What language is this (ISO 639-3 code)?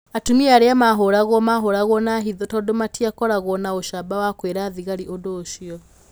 kik